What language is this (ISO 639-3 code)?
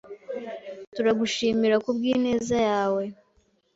kin